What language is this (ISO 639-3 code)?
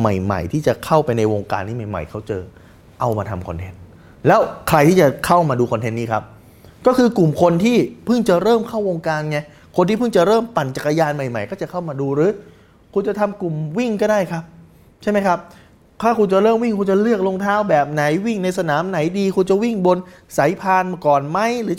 tha